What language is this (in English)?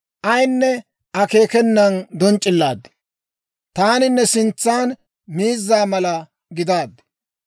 Dawro